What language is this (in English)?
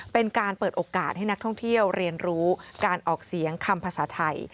Thai